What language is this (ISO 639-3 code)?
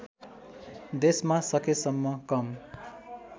nep